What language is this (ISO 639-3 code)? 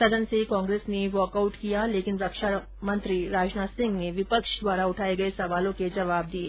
hin